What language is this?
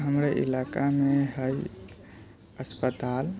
Maithili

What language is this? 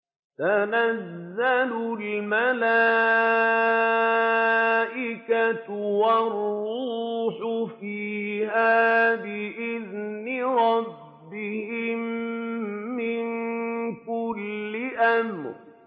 Arabic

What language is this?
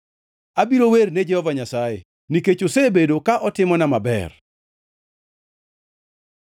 Luo (Kenya and Tanzania)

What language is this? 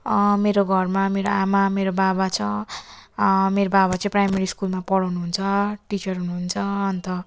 Nepali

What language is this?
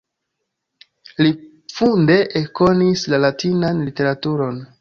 Esperanto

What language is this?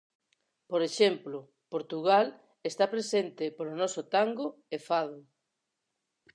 Galician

